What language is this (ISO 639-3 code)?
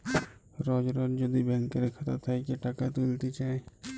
ben